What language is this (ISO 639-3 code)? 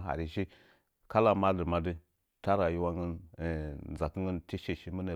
nja